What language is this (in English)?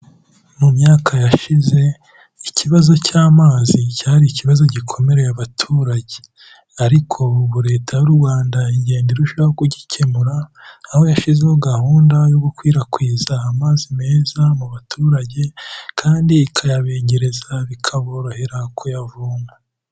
Kinyarwanda